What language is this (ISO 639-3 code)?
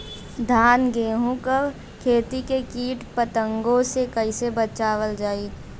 bho